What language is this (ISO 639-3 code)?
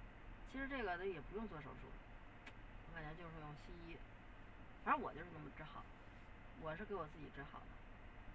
zho